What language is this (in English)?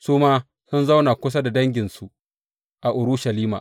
Hausa